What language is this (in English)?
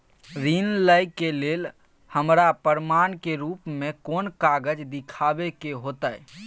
Maithili